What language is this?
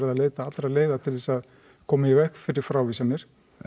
Icelandic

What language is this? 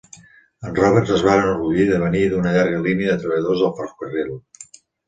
Catalan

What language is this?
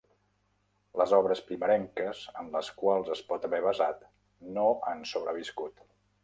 Catalan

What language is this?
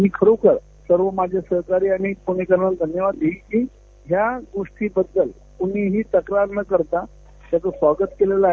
Marathi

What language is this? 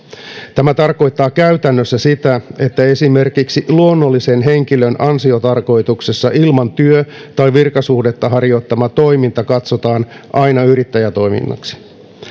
Finnish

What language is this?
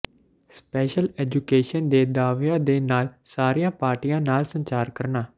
Punjabi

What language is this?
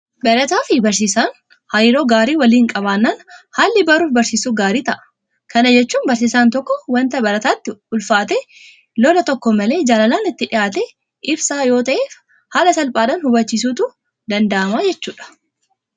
Oromo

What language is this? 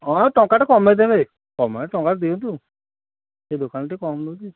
Odia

